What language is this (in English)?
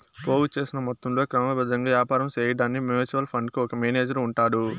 Telugu